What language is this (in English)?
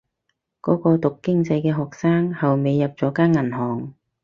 Cantonese